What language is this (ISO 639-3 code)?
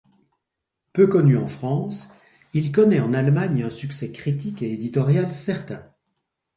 fra